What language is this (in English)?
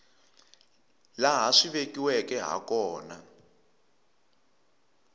Tsonga